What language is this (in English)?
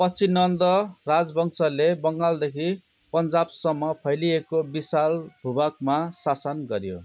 Nepali